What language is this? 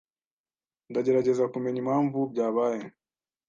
Kinyarwanda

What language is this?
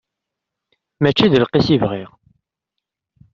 Kabyle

